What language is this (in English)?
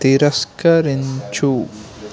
Telugu